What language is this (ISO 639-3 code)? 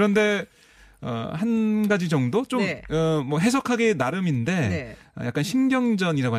kor